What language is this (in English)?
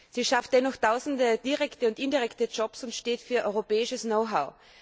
German